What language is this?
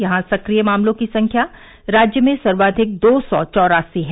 Hindi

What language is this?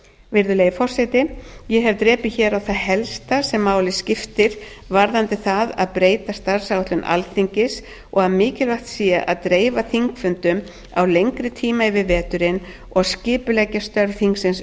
Icelandic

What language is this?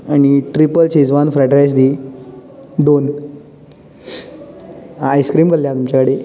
Konkani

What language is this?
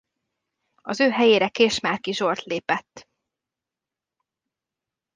Hungarian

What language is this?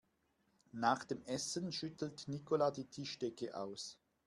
German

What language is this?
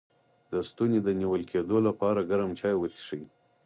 Pashto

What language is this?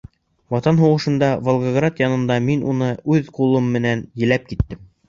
Bashkir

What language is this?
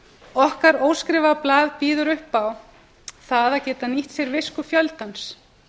Icelandic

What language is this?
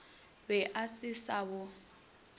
Northern Sotho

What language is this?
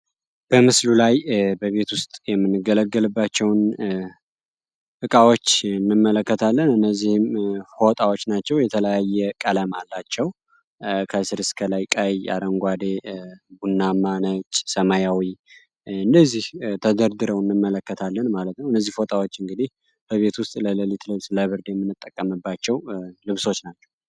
Amharic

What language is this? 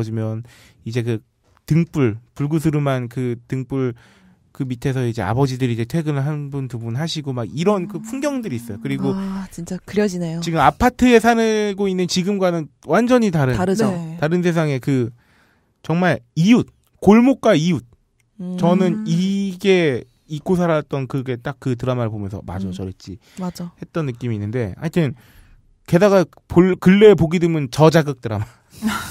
Korean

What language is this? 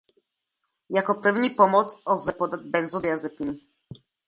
Czech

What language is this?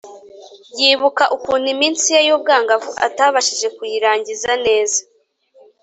Kinyarwanda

